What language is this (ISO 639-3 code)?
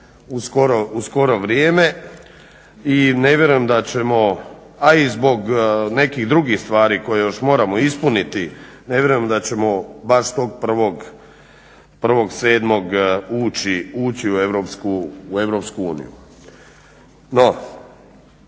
hrv